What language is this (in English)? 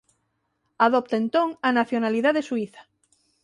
Galician